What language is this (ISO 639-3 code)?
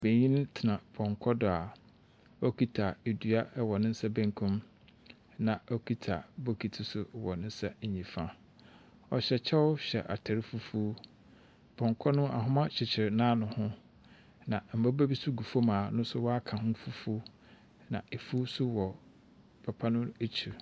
aka